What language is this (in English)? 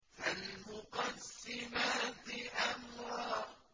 Arabic